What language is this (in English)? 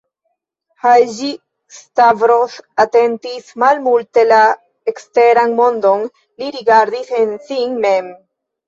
Esperanto